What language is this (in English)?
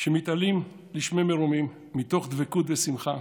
Hebrew